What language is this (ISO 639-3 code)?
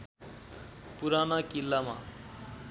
nep